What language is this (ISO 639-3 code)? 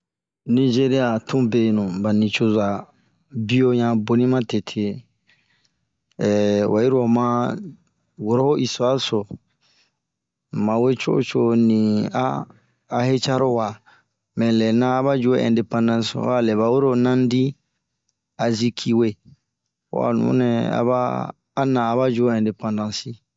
bmq